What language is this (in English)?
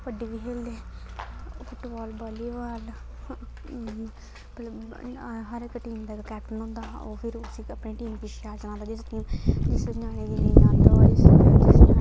Dogri